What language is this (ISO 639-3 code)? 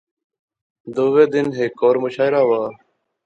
phr